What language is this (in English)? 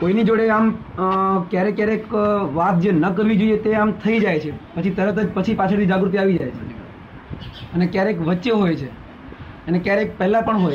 Gujarati